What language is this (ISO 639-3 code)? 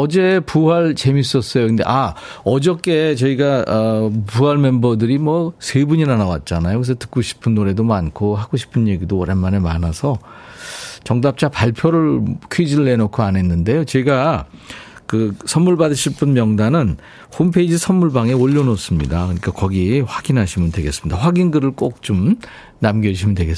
kor